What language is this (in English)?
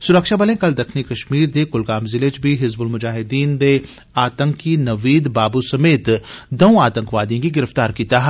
Dogri